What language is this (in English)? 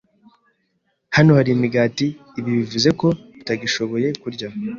Kinyarwanda